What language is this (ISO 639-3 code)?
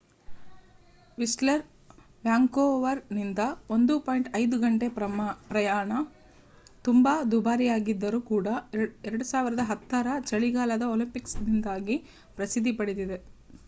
kan